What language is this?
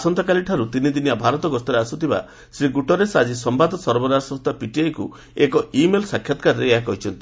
Odia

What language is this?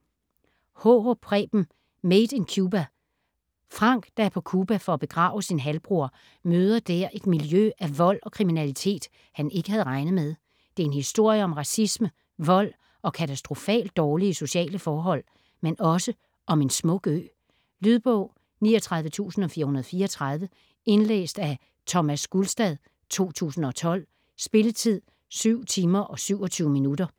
Danish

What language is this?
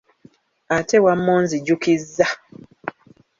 Ganda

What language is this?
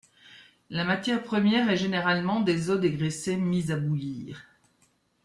French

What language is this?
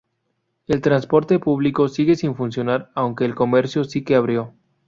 Spanish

